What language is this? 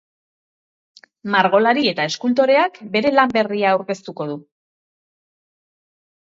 Basque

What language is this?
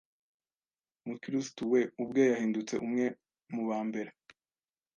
Kinyarwanda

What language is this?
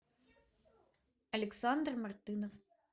Russian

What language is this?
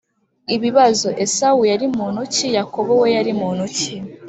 Kinyarwanda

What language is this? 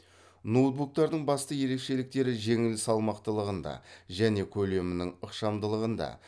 Kazakh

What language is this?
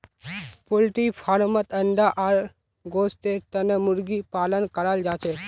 Magahi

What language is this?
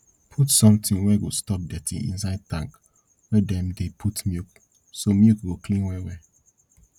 Nigerian Pidgin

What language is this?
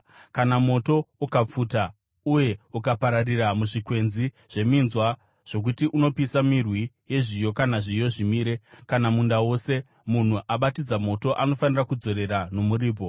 Shona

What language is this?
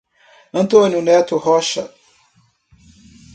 Portuguese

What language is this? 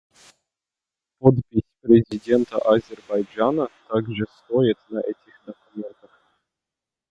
Russian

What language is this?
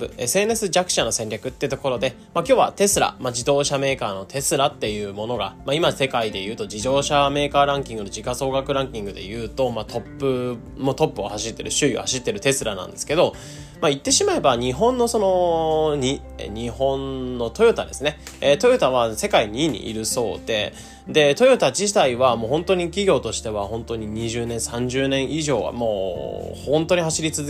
Japanese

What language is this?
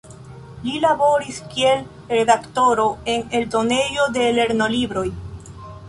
Esperanto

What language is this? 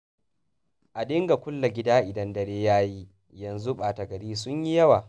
Hausa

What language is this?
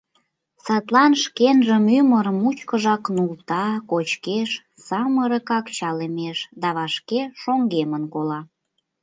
Mari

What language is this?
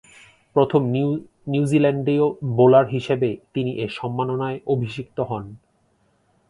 Bangla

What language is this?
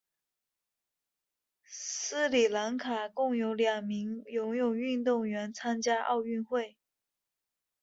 Chinese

